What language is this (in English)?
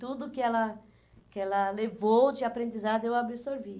Portuguese